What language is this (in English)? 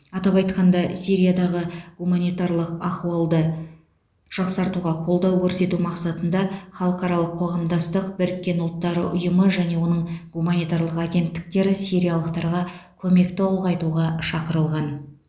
Kazakh